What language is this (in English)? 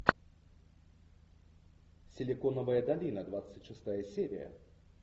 Russian